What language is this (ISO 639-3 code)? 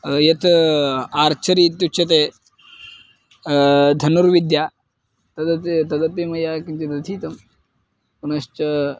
san